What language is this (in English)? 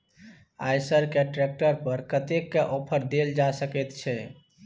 Maithili